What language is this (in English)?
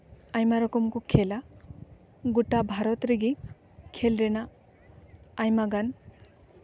Santali